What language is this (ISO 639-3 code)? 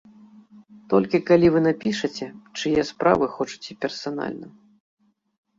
bel